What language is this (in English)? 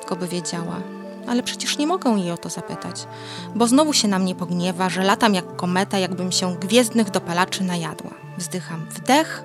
Polish